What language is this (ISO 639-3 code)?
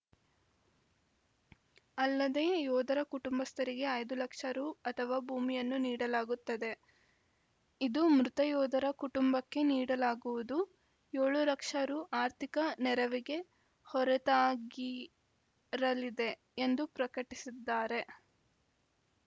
kan